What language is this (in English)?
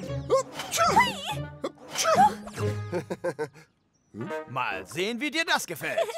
German